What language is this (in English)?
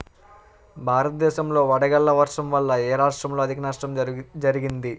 Telugu